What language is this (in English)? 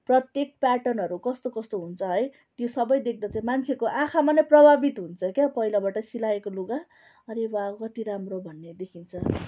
Nepali